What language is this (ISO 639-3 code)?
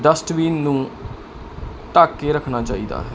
pan